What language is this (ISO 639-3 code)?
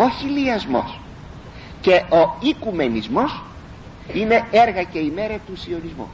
ell